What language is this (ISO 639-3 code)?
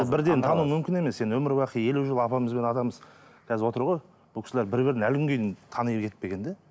kaz